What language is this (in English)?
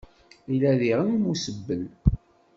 Kabyle